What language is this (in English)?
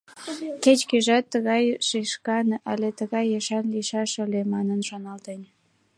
Mari